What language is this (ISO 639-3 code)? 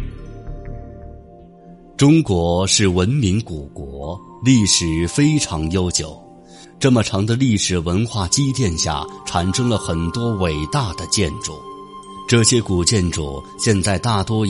zho